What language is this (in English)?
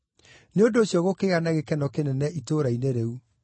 Kikuyu